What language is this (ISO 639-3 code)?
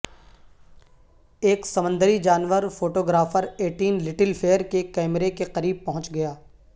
urd